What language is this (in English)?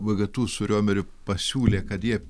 Lithuanian